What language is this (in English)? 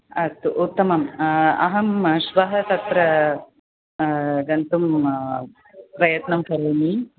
Sanskrit